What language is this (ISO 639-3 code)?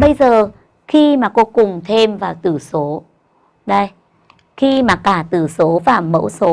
vie